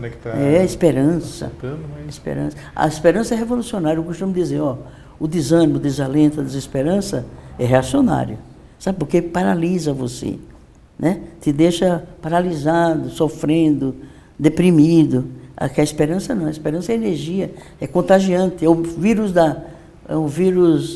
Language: Portuguese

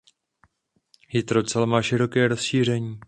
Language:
Czech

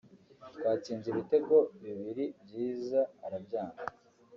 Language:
Kinyarwanda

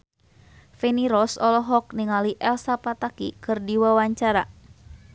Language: Sundanese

